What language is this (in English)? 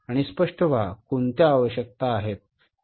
Marathi